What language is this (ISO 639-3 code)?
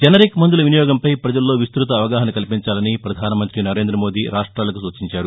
tel